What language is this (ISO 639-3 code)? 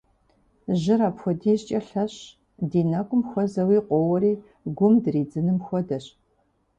kbd